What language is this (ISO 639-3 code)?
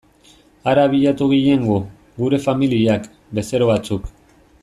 eus